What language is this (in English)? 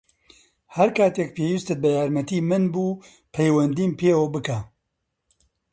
Central Kurdish